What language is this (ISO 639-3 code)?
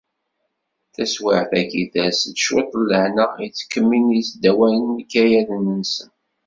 kab